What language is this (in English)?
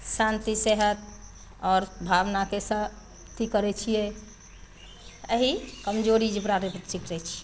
Maithili